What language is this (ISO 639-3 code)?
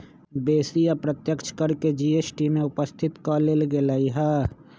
mag